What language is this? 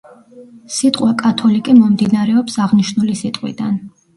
Georgian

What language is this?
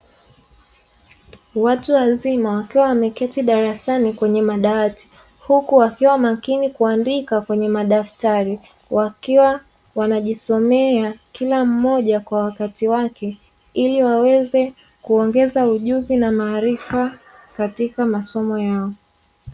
Swahili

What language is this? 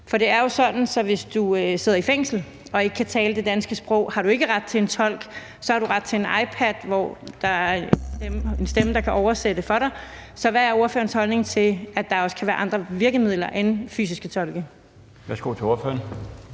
Danish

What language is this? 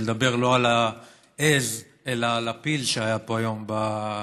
Hebrew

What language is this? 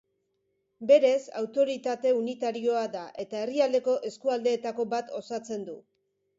Basque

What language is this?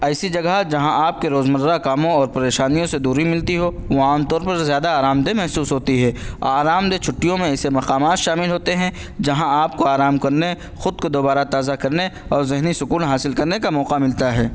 Urdu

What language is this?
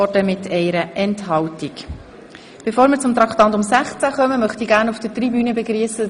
Swiss German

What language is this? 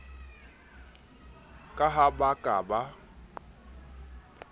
Southern Sotho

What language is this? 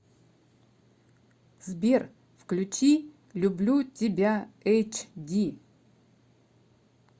Russian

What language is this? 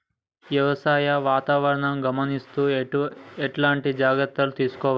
Telugu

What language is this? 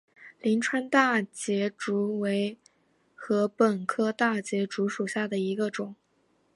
Chinese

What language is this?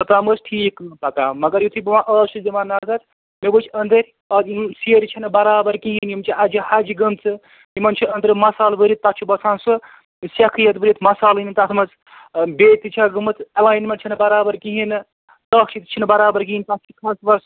Kashmiri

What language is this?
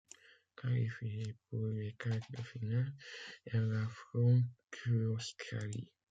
French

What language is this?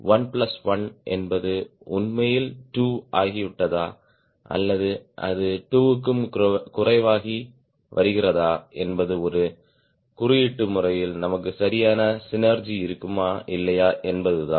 Tamil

